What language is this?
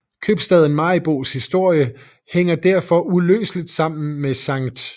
Danish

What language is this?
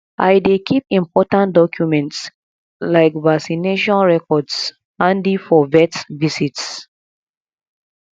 Nigerian Pidgin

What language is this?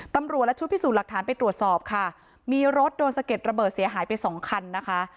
Thai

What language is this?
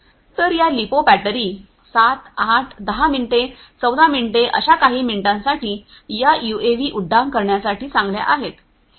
Marathi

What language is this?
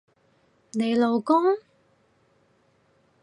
Cantonese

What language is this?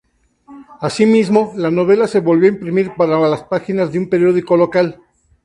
Spanish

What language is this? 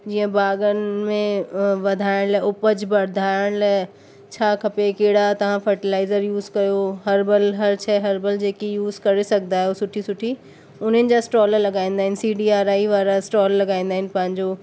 Sindhi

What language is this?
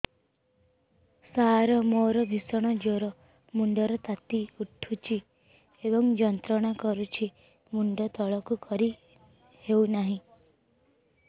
Odia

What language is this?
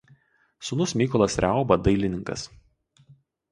Lithuanian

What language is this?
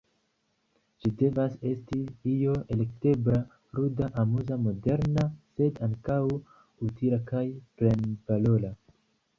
Esperanto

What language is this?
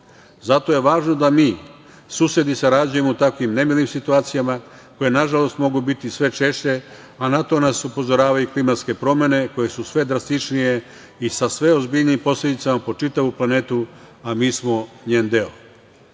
Serbian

